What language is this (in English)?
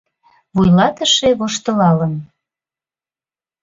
Mari